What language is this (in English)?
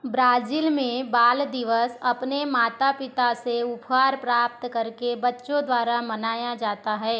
Hindi